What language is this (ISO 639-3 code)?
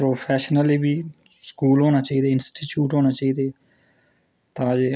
doi